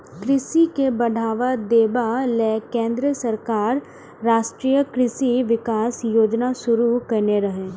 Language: Maithili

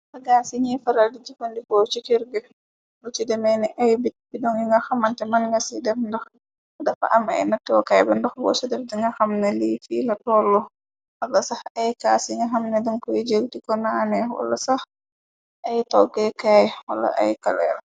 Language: Wolof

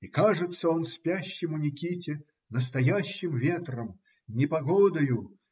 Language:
Russian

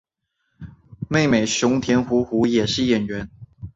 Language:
Chinese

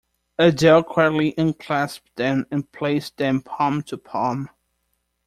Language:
English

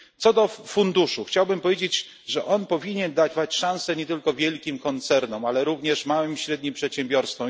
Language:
Polish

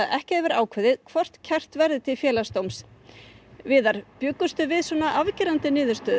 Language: Icelandic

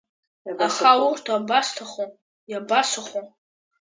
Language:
Abkhazian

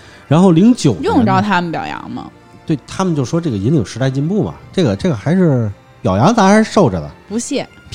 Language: Chinese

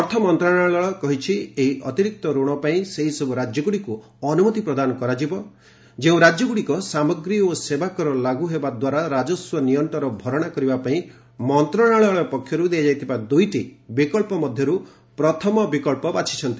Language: Odia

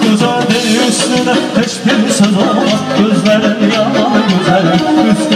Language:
Bulgarian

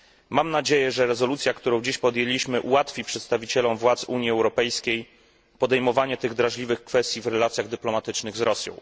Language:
Polish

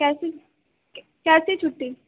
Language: Urdu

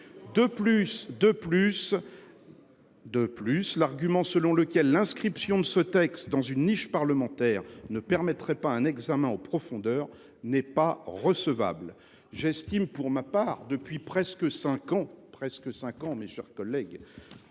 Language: French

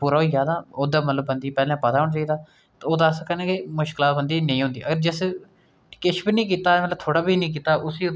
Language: Dogri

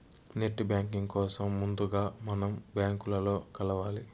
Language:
Telugu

